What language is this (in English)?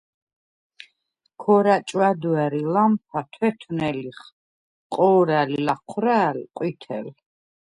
Svan